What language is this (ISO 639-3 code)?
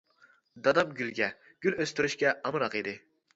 uig